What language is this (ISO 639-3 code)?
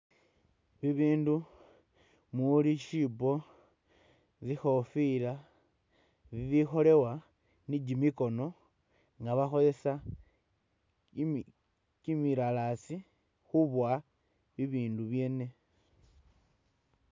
myx